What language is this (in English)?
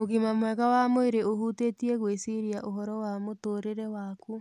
Kikuyu